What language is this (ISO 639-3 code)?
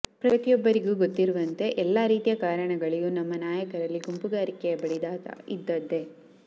kan